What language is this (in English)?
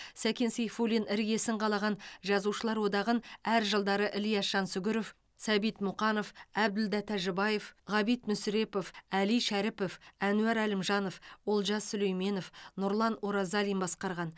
Kazakh